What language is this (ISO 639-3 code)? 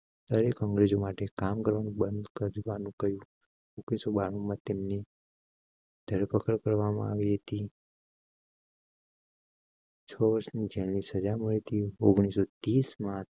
guj